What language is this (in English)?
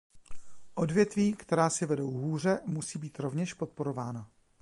Czech